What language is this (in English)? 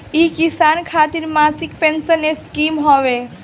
Bhojpuri